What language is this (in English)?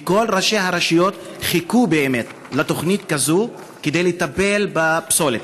Hebrew